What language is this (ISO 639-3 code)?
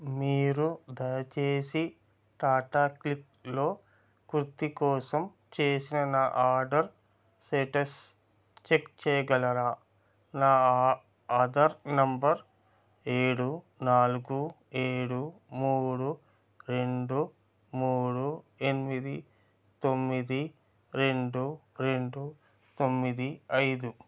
tel